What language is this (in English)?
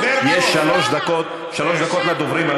Hebrew